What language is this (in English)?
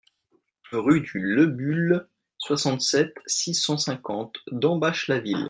French